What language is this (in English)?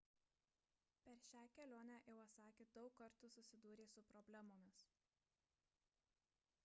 Lithuanian